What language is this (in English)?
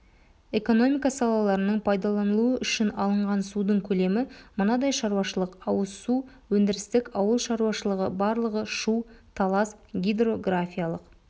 Kazakh